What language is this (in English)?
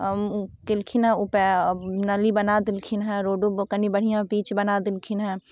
Maithili